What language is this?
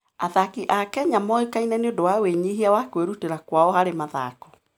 Kikuyu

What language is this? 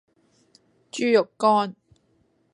Cantonese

